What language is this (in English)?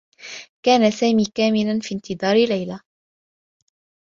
Arabic